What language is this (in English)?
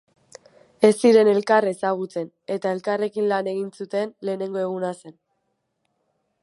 Basque